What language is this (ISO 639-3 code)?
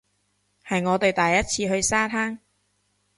yue